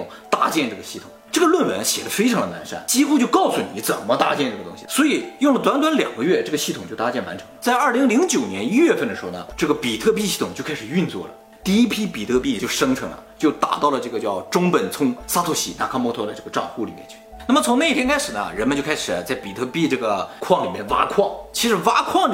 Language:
Chinese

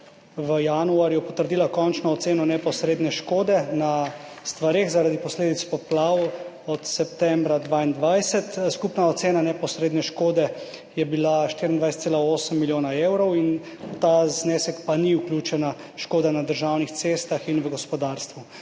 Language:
Slovenian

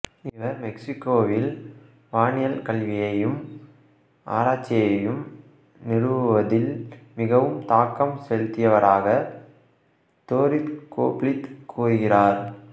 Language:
Tamil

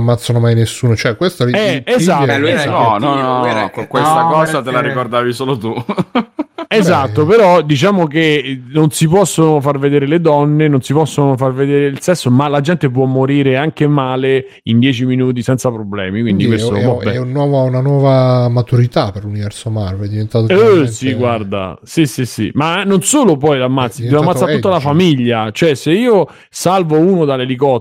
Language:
Italian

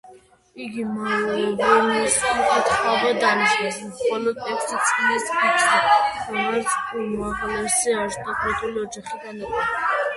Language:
Georgian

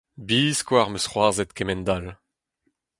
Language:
Breton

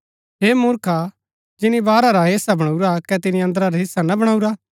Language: Gaddi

